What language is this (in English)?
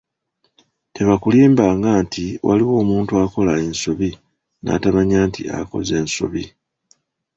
Ganda